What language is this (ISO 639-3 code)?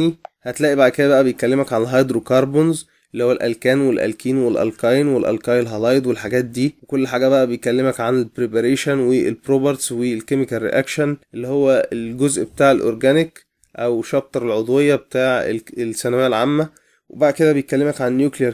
ara